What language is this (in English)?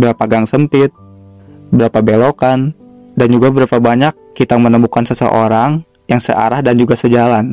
Indonesian